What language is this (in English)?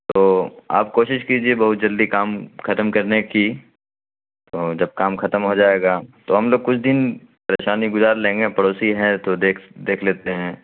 Urdu